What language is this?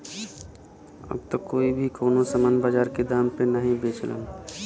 Bhojpuri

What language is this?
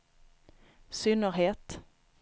Swedish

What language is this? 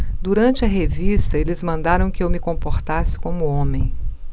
Portuguese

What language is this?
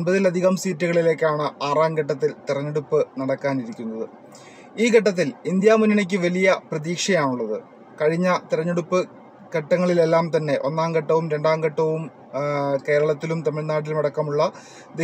Malayalam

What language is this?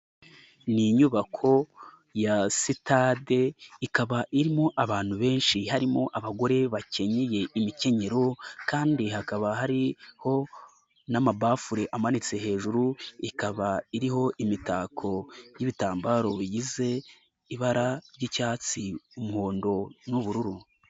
Kinyarwanda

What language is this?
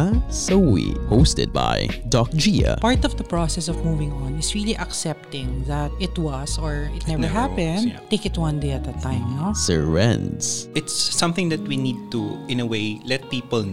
Filipino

